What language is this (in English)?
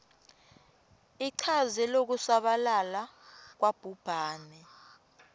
Swati